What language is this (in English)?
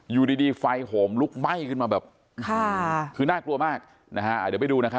Thai